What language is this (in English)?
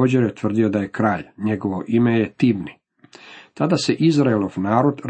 Croatian